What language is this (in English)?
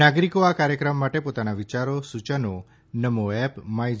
Gujarati